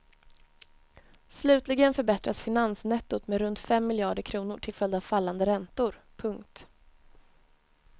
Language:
Swedish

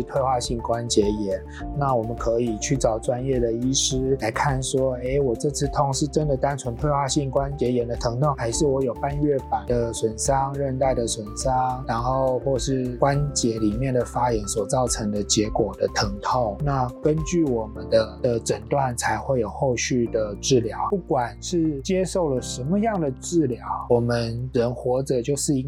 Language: Chinese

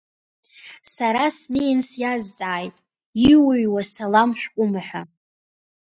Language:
Abkhazian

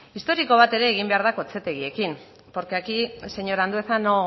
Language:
Basque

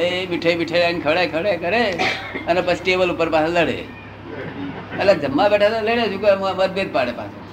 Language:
Gujarati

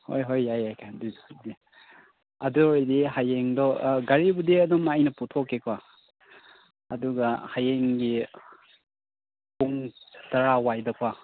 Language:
Manipuri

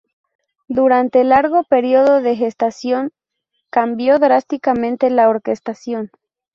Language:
Spanish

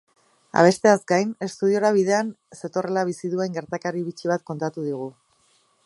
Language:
Basque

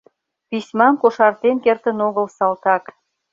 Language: Mari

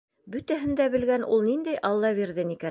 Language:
Bashkir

